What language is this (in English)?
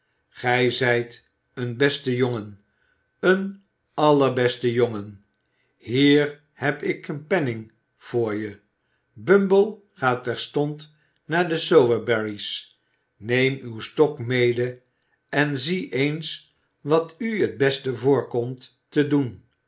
Dutch